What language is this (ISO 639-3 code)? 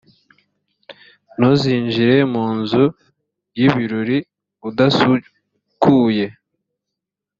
kin